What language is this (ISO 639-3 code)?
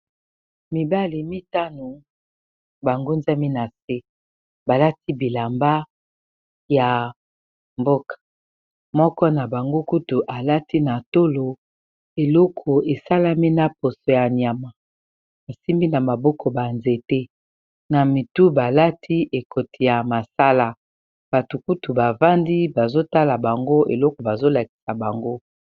lin